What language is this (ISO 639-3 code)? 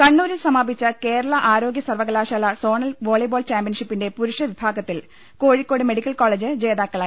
mal